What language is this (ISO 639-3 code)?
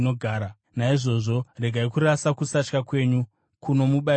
sna